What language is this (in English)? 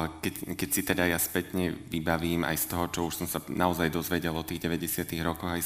Slovak